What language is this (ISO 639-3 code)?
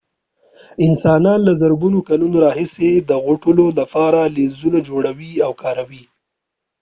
pus